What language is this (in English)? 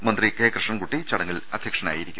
Malayalam